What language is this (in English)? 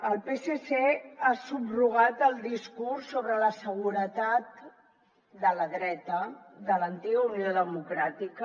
Catalan